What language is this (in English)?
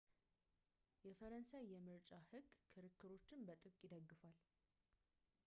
Amharic